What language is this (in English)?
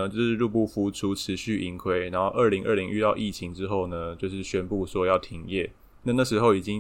Chinese